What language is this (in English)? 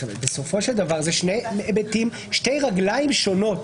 Hebrew